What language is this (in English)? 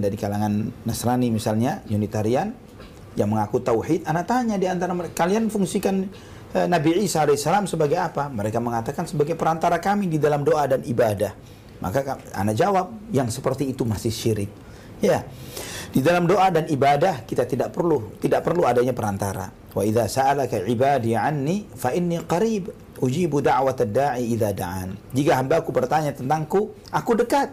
Indonesian